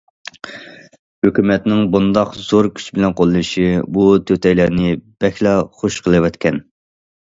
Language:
Uyghur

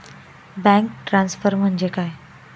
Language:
Marathi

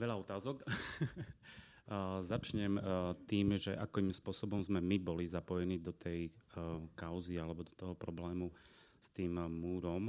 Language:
Slovak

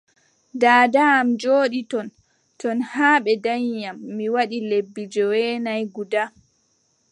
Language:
Adamawa Fulfulde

